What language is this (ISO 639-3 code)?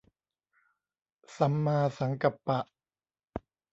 tha